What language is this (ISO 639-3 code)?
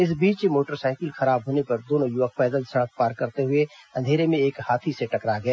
hin